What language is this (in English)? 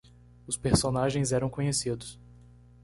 Portuguese